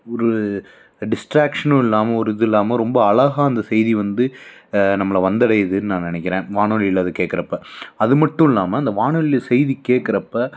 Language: Tamil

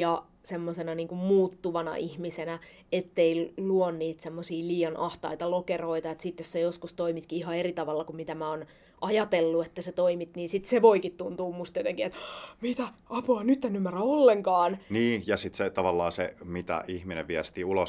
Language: Finnish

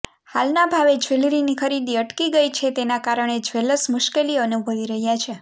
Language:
Gujarati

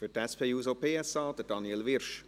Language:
Swiss German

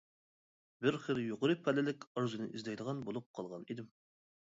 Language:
Uyghur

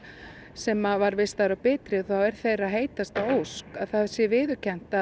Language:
Icelandic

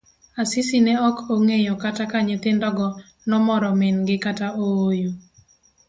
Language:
Luo (Kenya and Tanzania)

